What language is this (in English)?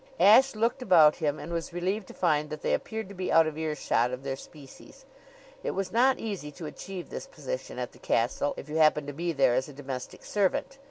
English